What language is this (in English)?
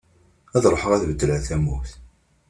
Kabyle